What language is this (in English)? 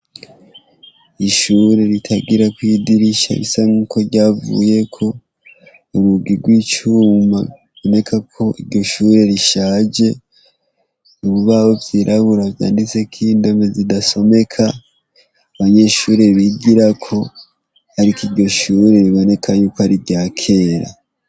Rundi